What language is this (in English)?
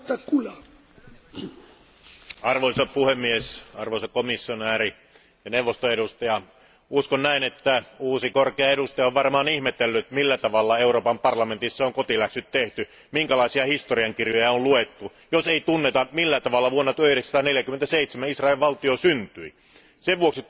Finnish